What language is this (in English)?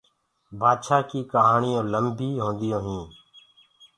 Gurgula